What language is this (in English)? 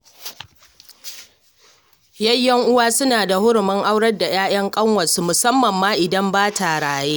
Hausa